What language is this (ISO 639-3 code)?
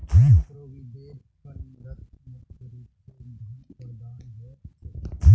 mag